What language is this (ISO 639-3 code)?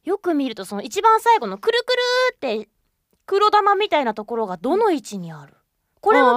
jpn